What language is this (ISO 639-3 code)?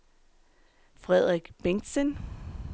dan